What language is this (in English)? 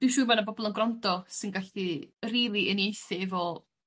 Welsh